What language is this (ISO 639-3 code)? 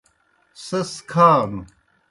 plk